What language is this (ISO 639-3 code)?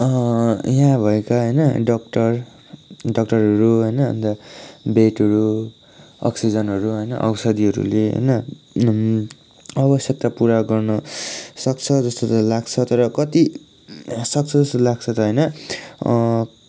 nep